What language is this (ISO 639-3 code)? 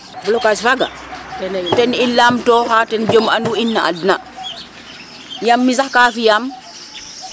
srr